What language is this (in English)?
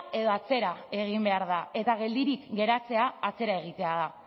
Basque